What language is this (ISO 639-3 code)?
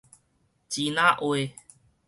nan